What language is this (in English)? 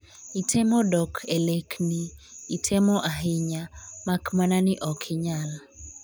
Luo (Kenya and Tanzania)